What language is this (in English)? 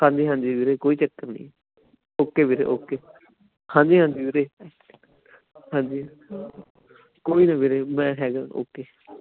Punjabi